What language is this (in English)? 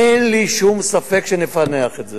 Hebrew